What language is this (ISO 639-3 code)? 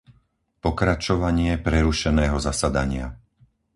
slk